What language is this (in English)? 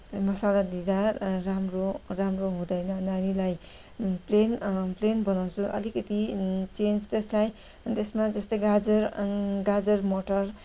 Nepali